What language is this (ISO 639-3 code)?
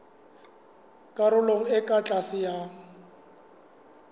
sot